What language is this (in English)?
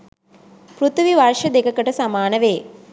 Sinhala